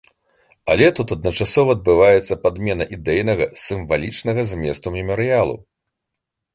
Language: Belarusian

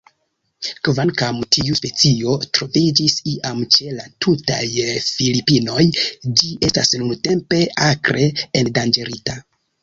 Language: Esperanto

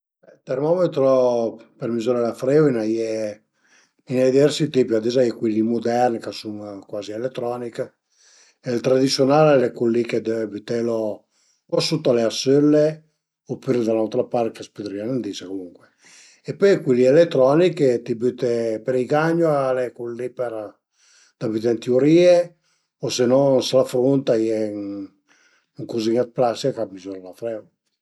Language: Piedmontese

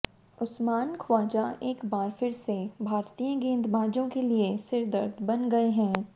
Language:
Hindi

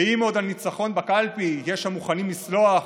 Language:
Hebrew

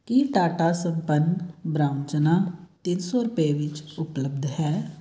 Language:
Punjabi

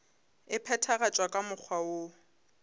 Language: Northern Sotho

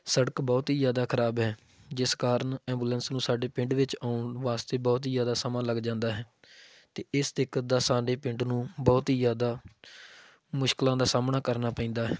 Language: Punjabi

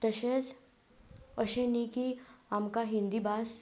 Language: Konkani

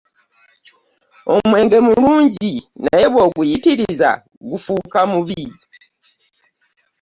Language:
Ganda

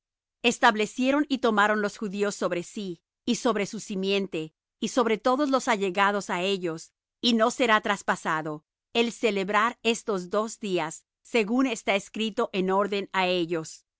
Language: Spanish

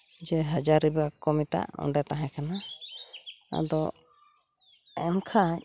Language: Santali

